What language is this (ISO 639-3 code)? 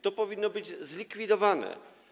pol